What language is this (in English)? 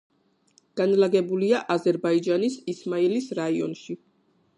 Georgian